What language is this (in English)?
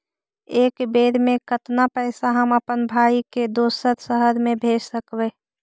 Magahi